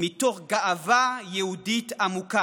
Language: Hebrew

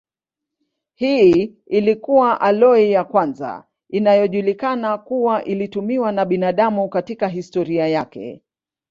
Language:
Swahili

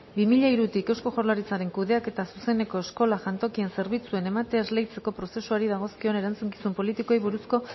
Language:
Basque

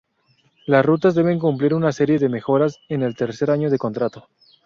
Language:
Spanish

